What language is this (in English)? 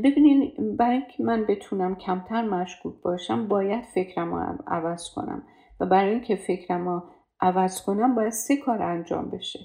Persian